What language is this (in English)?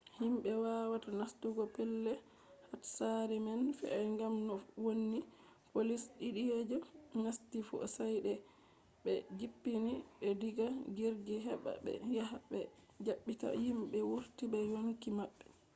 Fula